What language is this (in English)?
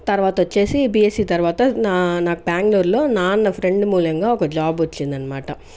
Telugu